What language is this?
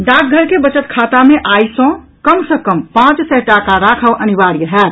Maithili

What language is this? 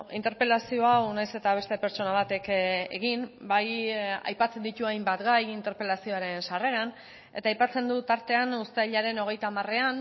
Basque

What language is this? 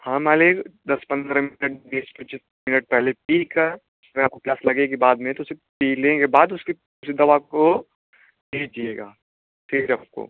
Hindi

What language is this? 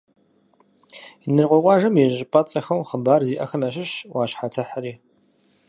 Kabardian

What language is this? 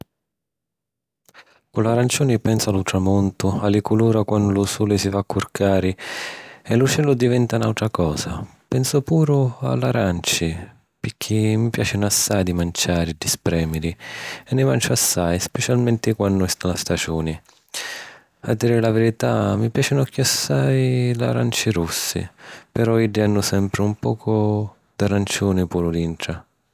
Sicilian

